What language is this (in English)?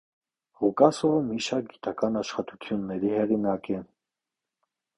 Armenian